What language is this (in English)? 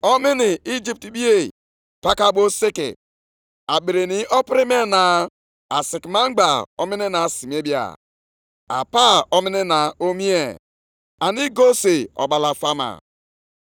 Igbo